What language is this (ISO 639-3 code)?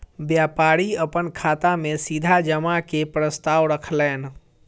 mai